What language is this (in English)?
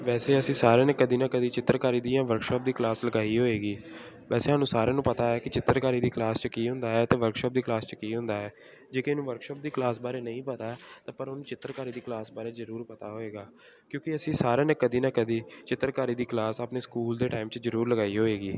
Punjabi